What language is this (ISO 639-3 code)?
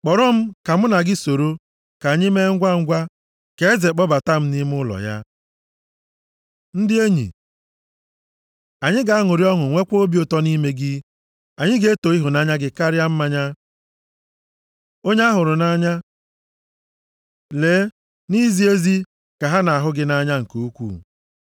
ibo